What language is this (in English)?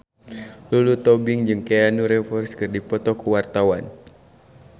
Sundanese